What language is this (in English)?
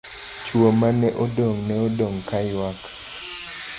Luo (Kenya and Tanzania)